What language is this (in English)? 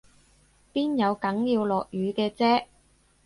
Cantonese